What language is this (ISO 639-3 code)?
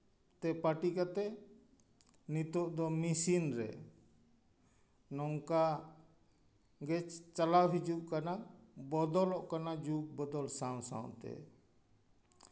sat